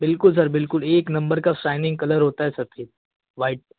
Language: Hindi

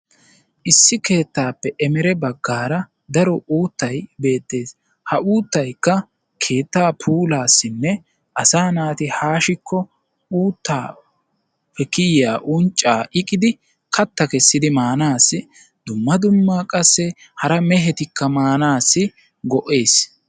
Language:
Wolaytta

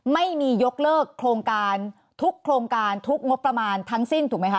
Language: Thai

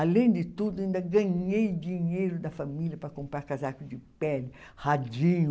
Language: Portuguese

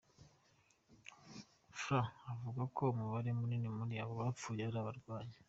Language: Kinyarwanda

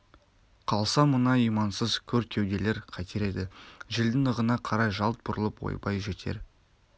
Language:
Kazakh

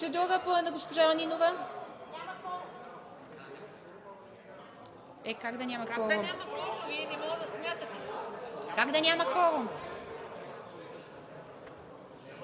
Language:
Bulgarian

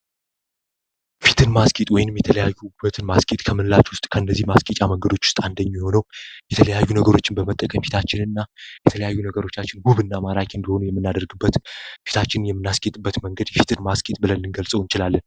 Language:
Amharic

